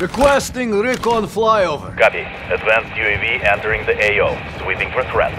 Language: Russian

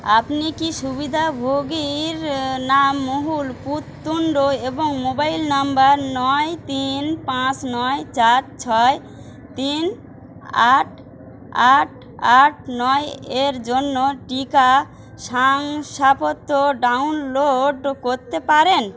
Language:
Bangla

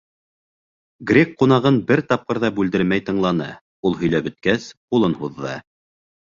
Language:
Bashkir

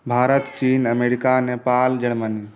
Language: Maithili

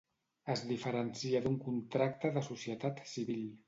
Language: Catalan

